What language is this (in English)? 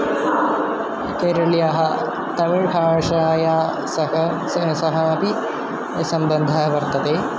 Sanskrit